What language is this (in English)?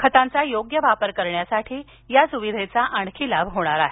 Marathi